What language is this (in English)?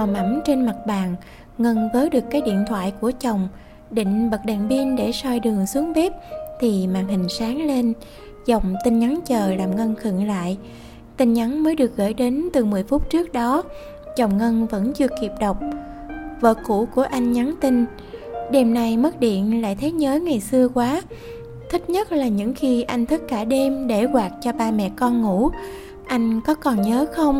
Vietnamese